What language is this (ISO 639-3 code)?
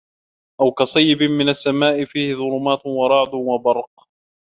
ara